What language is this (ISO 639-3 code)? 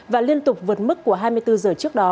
vie